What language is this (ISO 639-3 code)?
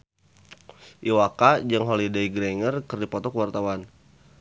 sun